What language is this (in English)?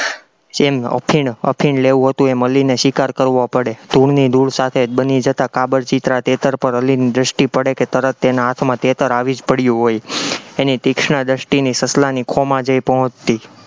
Gujarati